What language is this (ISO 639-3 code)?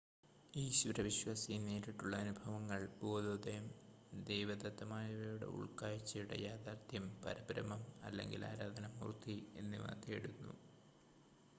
mal